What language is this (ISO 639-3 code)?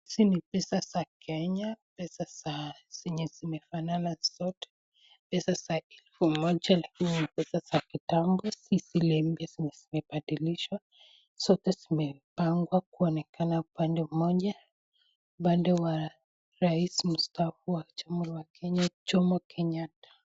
swa